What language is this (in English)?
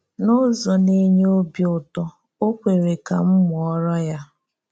Igbo